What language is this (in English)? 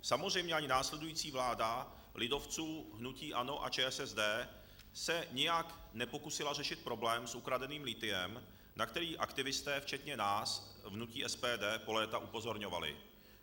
Czech